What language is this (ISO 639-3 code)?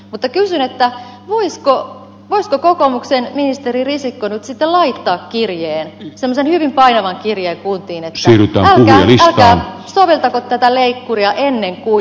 fin